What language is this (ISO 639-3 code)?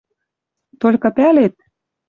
mrj